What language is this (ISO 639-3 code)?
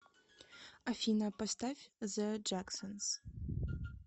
rus